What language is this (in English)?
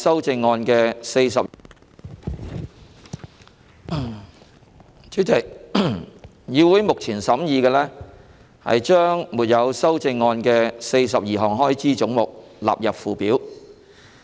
Cantonese